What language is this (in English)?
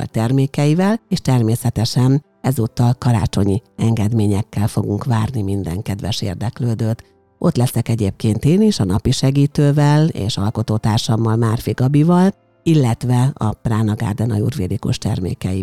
Hungarian